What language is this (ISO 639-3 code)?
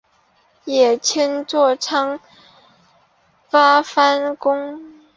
zho